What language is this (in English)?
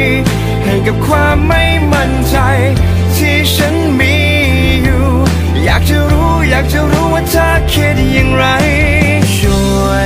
Thai